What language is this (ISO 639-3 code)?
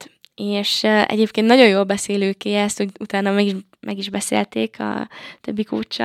hun